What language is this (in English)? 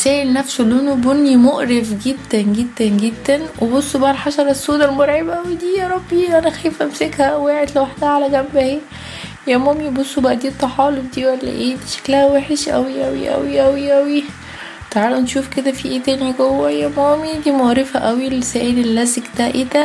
Arabic